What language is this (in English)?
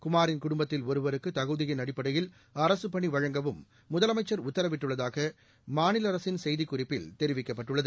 Tamil